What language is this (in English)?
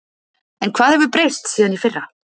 Icelandic